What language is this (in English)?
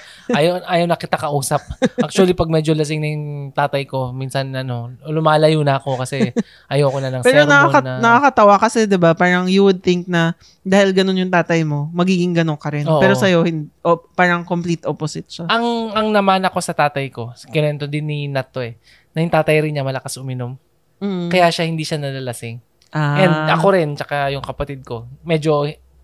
Filipino